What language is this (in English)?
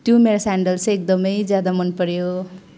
Nepali